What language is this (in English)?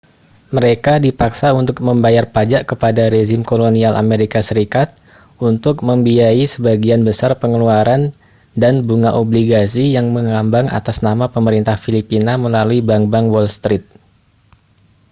Indonesian